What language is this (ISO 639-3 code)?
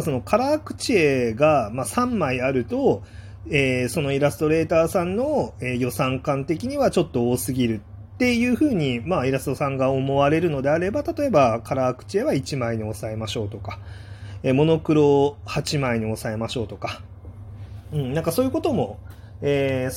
jpn